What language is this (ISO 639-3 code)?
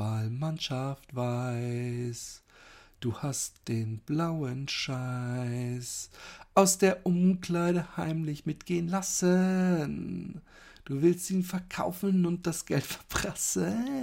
deu